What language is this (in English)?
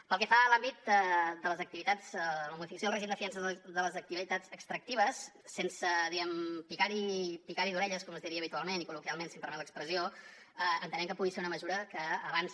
Catalan